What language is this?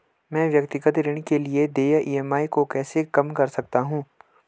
Hindi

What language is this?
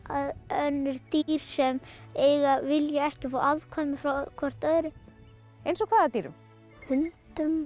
Icelandic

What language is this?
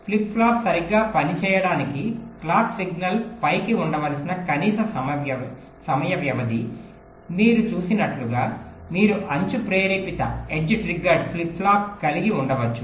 Telugu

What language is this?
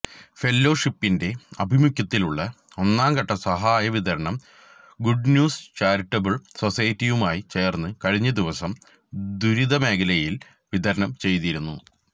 Malayalam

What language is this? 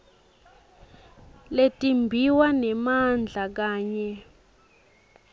Swati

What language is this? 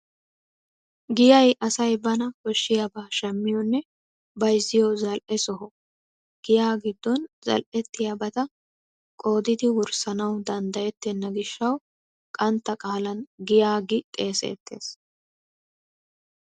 Wolaytta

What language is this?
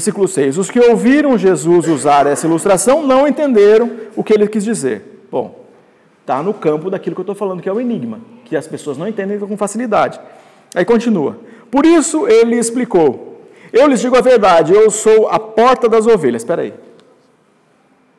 Portuguese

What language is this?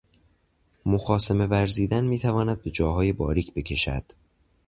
Persian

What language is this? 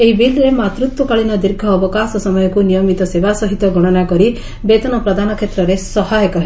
Odia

